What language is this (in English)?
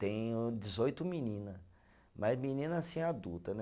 Portuguese